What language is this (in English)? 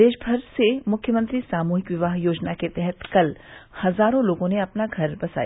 Hindi